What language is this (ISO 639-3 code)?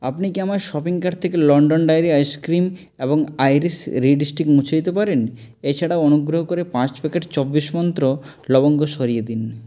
ben